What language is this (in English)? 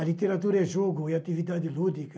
Portuguese